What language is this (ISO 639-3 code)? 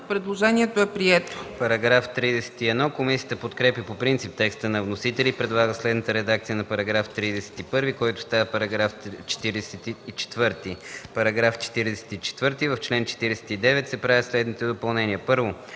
bul